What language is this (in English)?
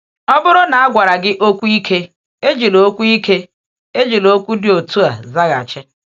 Igbo